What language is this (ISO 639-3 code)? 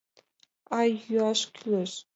chm